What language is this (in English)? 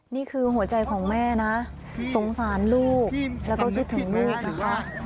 Thai